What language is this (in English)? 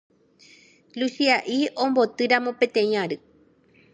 Guarani